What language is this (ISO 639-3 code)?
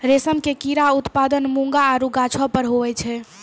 mai